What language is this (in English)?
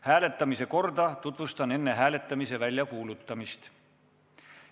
Estonian